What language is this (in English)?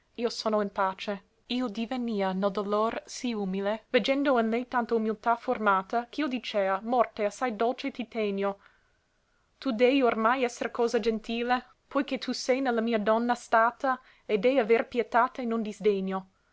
Italian